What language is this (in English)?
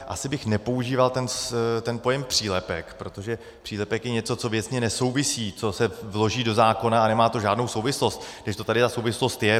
Czech